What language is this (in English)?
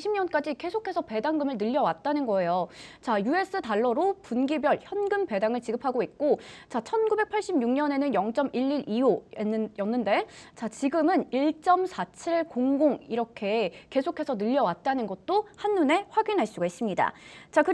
Korean